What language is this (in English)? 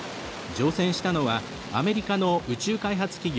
Japanese